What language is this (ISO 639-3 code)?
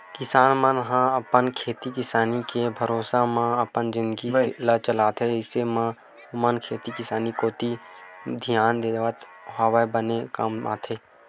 hne